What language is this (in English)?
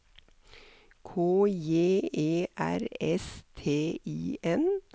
Norwegian